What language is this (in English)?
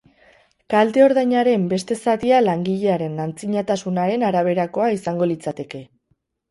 Basque